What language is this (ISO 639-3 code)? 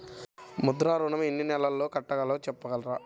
tel